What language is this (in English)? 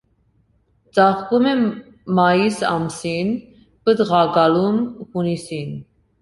Armenian